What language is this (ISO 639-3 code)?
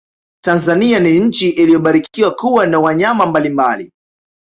swa